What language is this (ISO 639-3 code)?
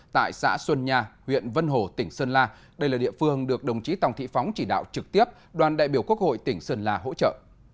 vie